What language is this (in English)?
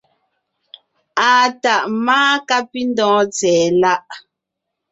Ngiemboon